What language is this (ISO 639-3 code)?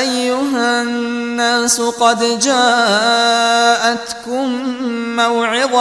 ara